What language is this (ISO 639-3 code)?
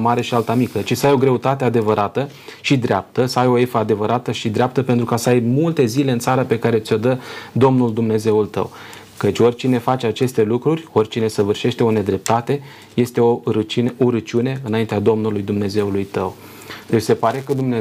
ron